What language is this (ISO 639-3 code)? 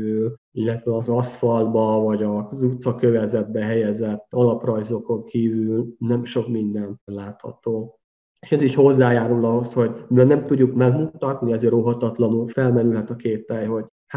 hun